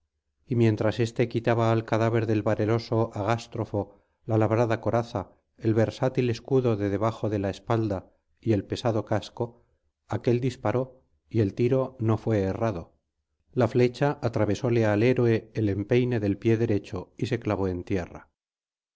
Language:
Spanish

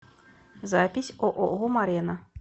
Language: Russian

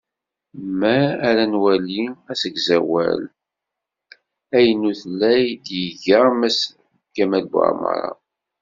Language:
Kabyle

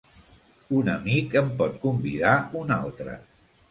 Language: Catalan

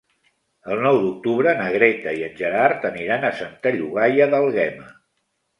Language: Catalan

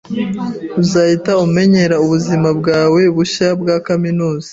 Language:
Kinyarwanda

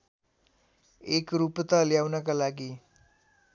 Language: Nepali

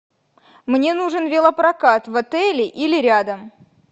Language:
Russian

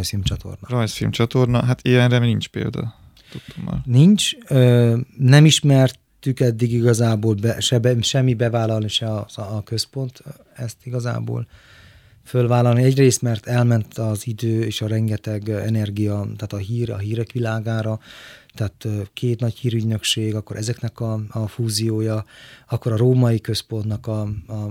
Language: Hungarian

